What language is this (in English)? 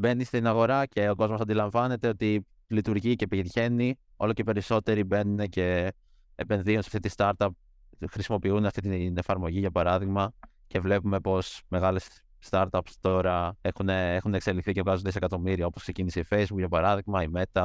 Greek